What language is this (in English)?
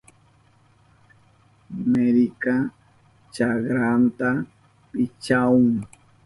Southern Pastaza Quechua